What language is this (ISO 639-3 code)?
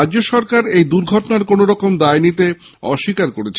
ben